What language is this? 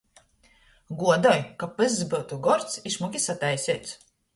Latgalian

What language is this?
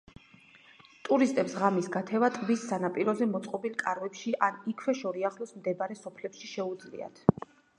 Georgian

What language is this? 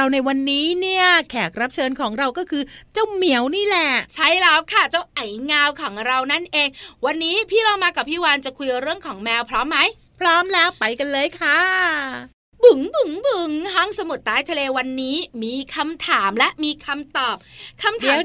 Thai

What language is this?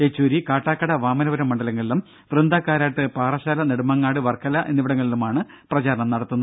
Malayalam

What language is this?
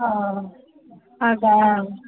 Kannada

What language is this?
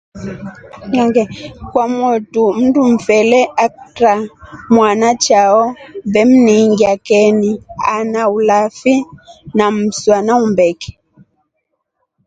Rombo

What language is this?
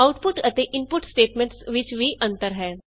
Punjabi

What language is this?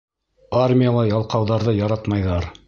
Bashkir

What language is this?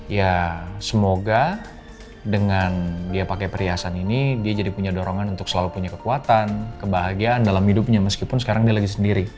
Indonesian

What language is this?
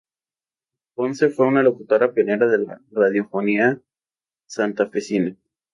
Spanish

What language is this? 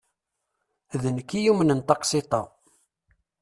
Kabyle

